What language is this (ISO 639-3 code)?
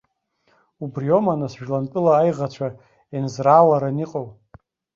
abk